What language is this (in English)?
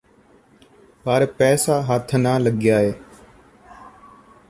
Punjabi